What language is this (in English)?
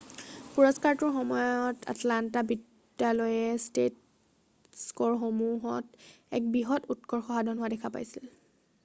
Assamese